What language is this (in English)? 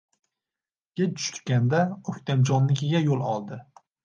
Uzbek